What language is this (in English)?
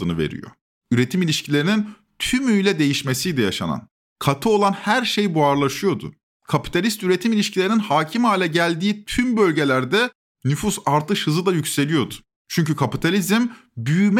Turkish